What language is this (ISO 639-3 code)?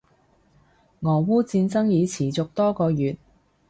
yue